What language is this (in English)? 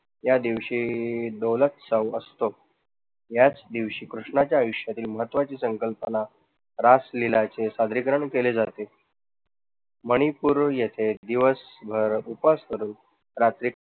Marathi